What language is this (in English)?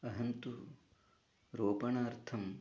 Sanskrit